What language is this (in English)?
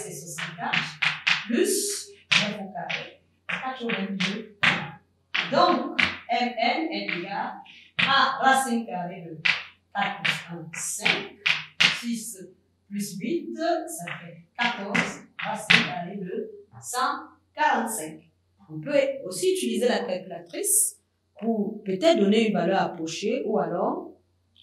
French